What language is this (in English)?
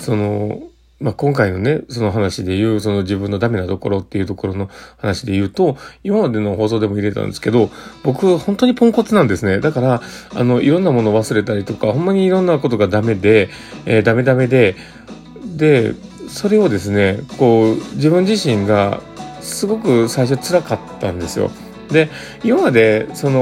Japanese